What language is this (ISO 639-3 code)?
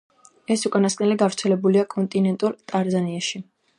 kat